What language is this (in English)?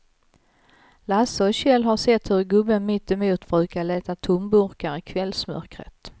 Swedish